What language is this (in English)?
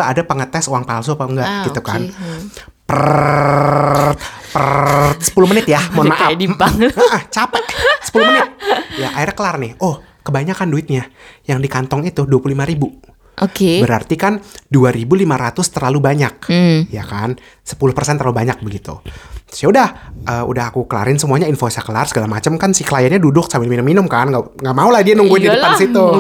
Indonesian